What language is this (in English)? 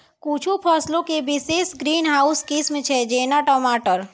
Maithili